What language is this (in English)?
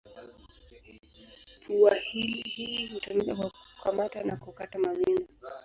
Swahili